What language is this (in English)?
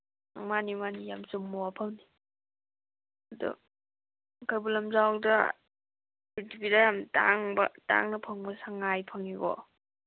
Manipuri